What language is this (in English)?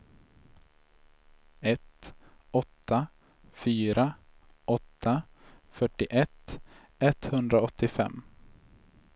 Swedish